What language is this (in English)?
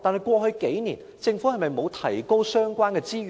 Cantonese